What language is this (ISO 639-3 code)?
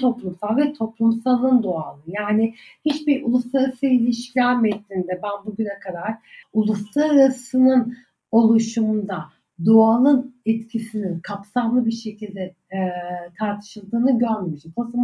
tur